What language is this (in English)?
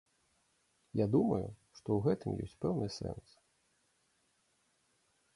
Belarusian